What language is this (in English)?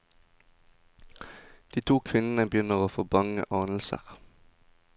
Norwegian